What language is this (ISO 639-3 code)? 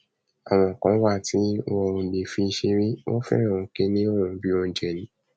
yor